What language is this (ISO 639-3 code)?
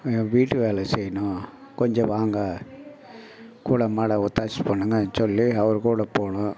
tam